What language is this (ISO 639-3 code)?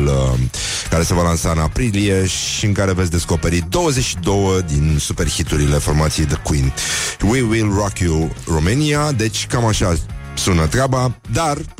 ron